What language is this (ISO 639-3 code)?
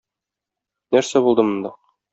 tat